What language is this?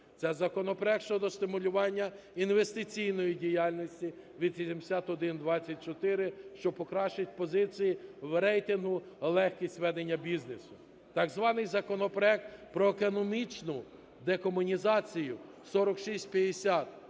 Ukrainian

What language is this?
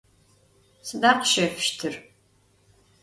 Adyghe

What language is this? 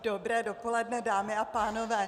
Czech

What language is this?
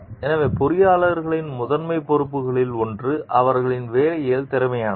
Tamil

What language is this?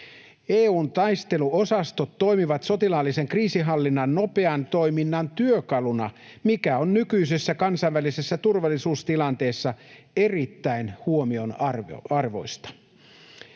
Finnish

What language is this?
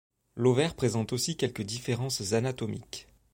French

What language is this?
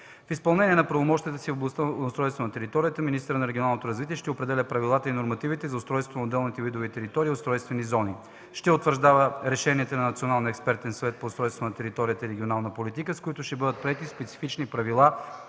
Bulgarian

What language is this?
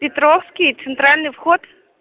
Russian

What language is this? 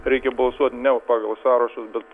Lithuanian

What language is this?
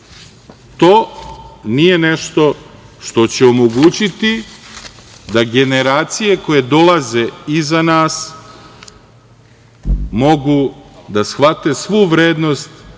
Serbian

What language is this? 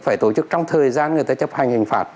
Vietnamese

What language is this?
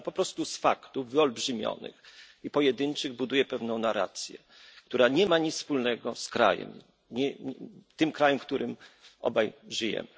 Polish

